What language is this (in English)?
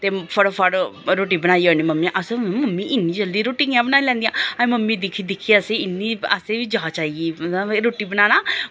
Dogri